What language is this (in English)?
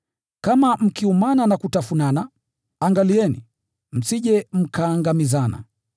Swahili